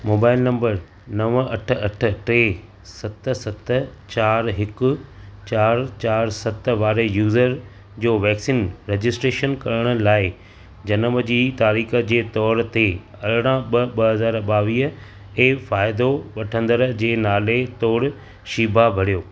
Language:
Sindhi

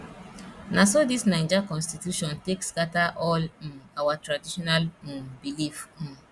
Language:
Nigerian Pidgin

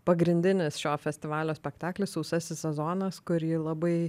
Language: Lithuanian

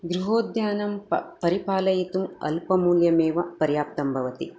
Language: Sanskrit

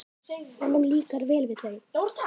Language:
Icelandic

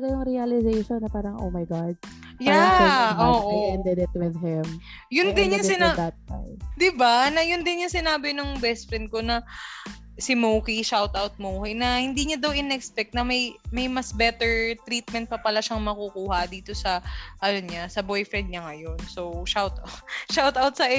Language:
Filipino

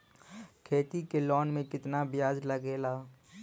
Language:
Bhojpuri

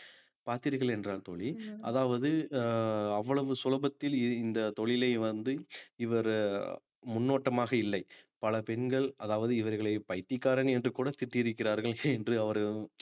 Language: Tamil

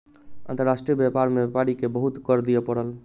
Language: Maithili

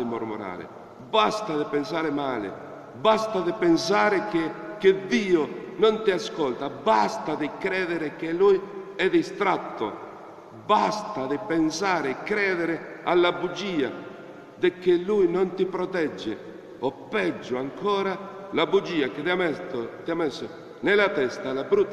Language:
Italian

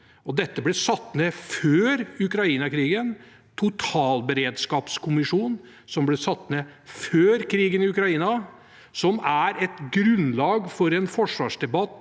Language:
Norwegian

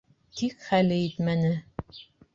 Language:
Bashkir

